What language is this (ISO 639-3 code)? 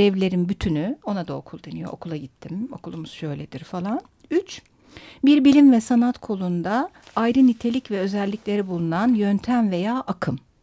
tur